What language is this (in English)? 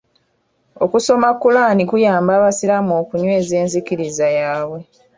Ganda